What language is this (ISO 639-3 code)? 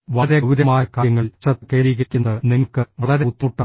mal